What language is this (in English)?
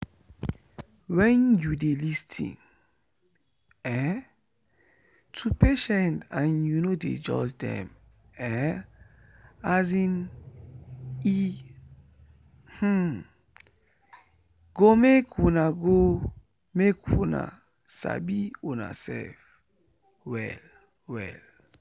Nigerian Pidgin